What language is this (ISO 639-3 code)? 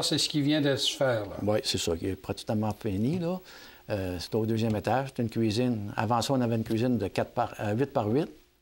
fra